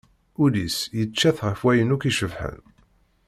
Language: Kabyle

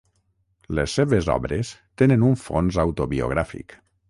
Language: Catalan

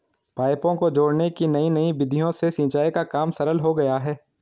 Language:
Hindi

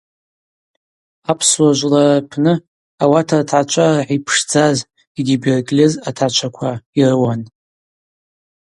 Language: Abaza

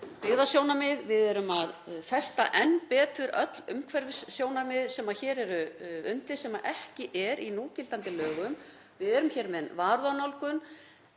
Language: Icelandic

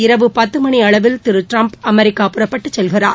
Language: Tamil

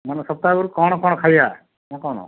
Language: Odia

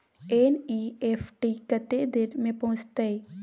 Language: Maithili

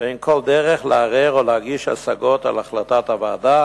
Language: Hebrew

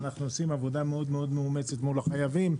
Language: Hebrew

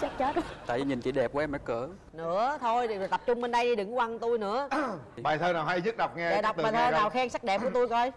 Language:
Vietnamese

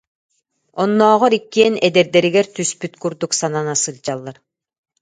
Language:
Yakut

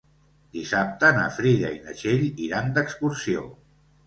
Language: Catalan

